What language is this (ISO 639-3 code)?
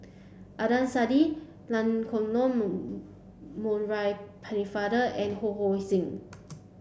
eng